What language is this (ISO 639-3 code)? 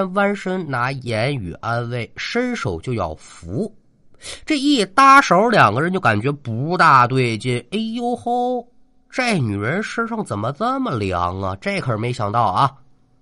zho